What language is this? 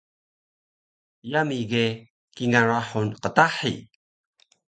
Taroko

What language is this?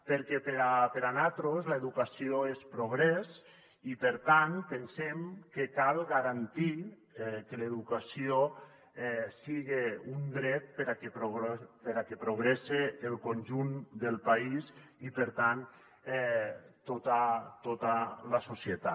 Catalan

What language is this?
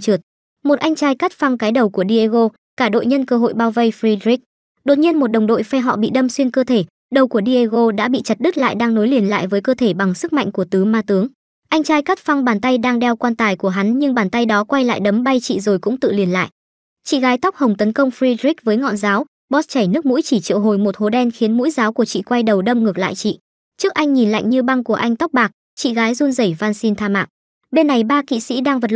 Vietnamese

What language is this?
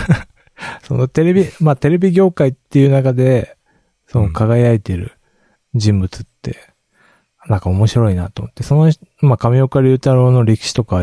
Japanese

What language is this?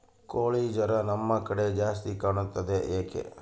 Kannada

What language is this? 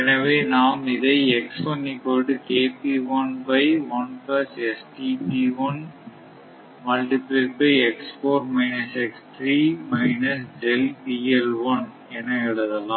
Tamil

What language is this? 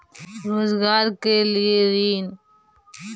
Magahi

